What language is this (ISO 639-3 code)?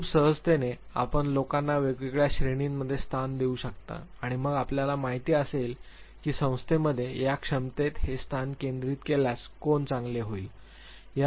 mar